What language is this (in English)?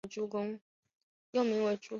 Chinese